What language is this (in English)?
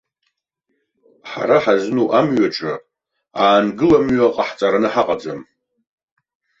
Abkhazian